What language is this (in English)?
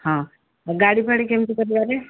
Odia